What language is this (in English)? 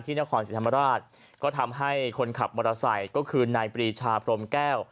Thai